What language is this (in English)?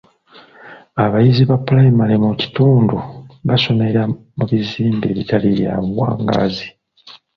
Ganda